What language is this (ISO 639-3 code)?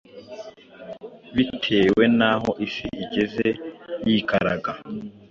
kin